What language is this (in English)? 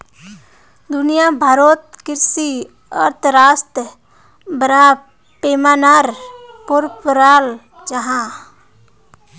Magahi